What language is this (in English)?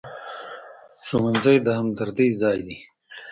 Pashto